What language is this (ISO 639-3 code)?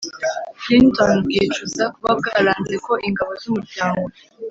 kin